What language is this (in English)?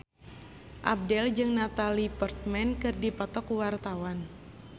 Sundanese